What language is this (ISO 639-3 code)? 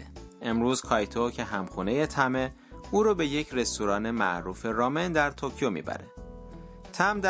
fas